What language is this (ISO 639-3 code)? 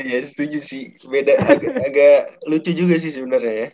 ind